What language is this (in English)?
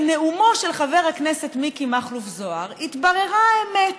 Hebrew